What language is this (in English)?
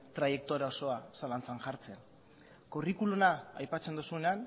Basque